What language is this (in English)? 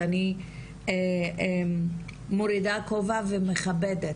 Hebrew